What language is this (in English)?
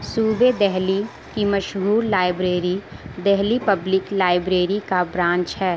Urdu